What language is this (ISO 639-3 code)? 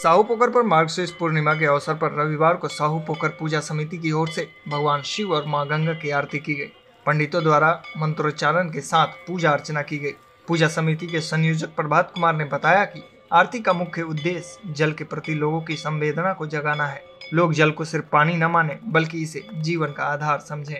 hin